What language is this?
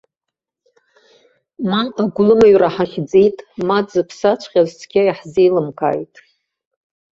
Abkhazian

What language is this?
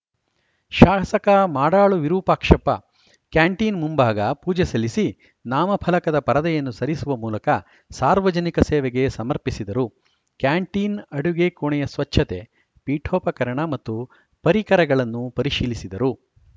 Kannada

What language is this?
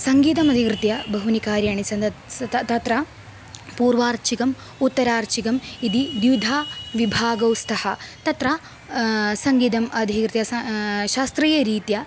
Sanskrit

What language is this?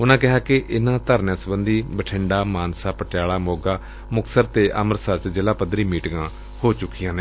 Punjabi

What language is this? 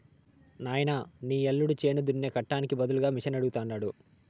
Telugu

